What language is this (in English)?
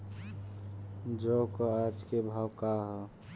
Bhojpuri